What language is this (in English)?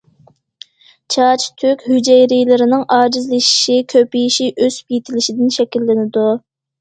Uyghur